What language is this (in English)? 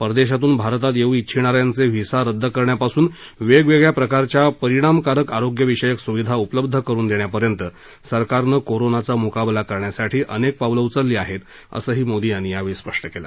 Marathi